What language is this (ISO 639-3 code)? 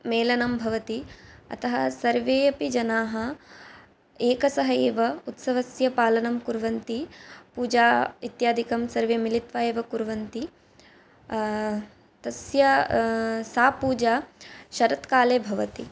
san